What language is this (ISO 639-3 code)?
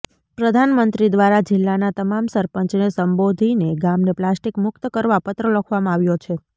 guj